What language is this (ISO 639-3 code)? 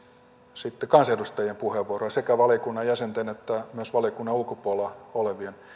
fin